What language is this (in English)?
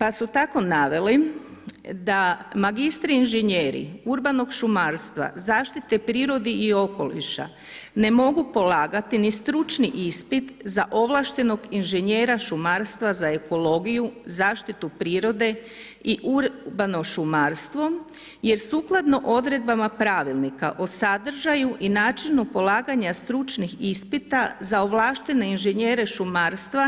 Croatian